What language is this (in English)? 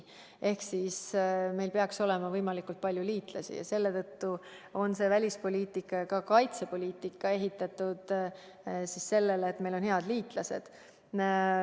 Estonian